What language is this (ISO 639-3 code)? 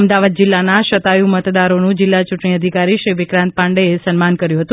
guj